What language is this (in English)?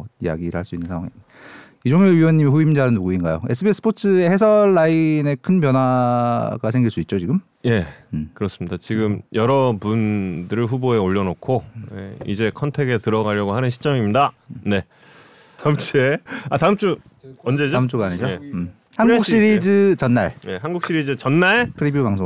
Korean